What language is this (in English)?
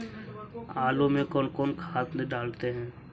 Magahi